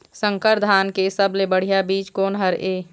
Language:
Chhattisgarhi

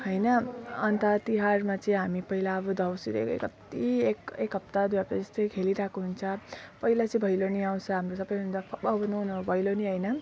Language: Nepali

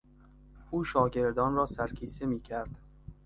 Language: Persian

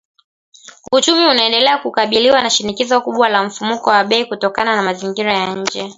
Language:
Swahili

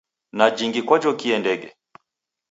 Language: Taita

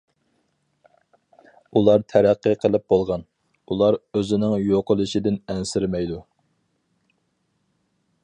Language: Uyghur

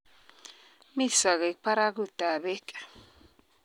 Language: Kalenjin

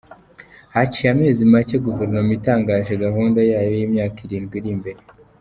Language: Kinyarwanda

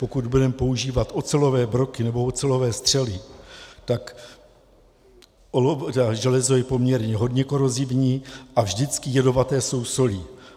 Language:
Czech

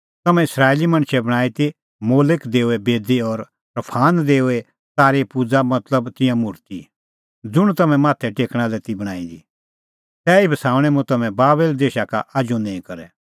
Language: Kullu Pahari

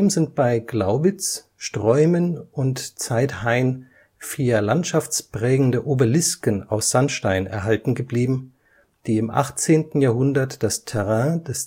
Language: German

